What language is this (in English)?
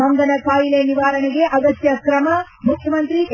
Kannada